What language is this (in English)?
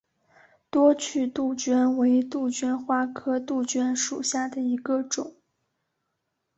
Chinese